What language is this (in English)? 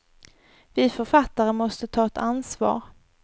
Swedish